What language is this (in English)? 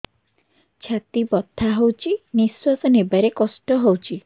Odia